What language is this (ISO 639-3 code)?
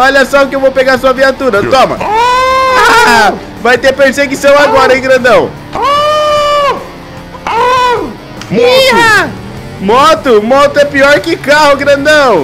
por